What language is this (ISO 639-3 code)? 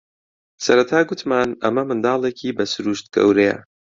ckb